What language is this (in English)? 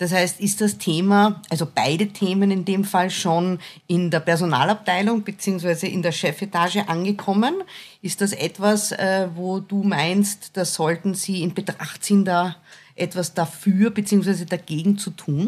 German